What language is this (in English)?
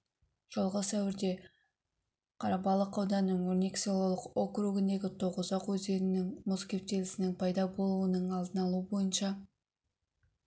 Kazakh